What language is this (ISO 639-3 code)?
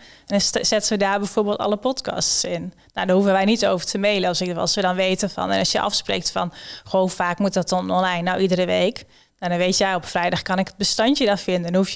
nld